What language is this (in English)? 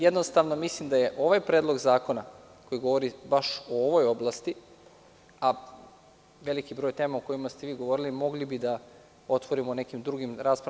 Serbian